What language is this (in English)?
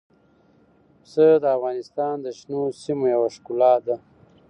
Pashto